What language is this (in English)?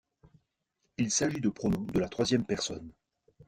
French